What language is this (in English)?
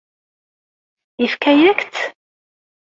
Kabyle